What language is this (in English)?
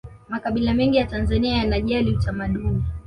Swahili